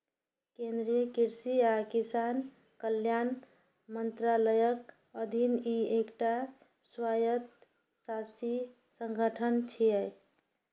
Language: Maithili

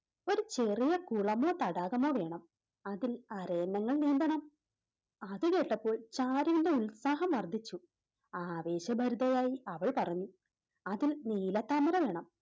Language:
Malayalam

